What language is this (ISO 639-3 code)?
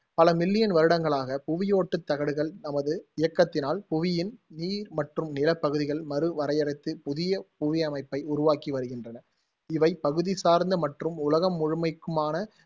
tam